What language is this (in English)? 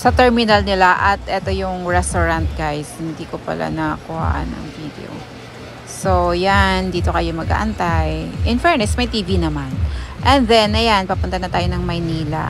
Filipino